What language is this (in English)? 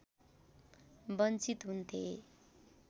Nepali